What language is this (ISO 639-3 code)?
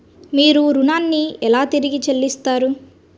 tel